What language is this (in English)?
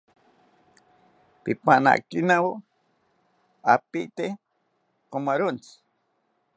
South Ucayali Ashéninka